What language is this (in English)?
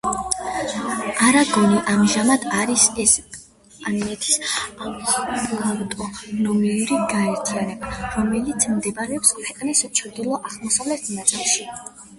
Georgian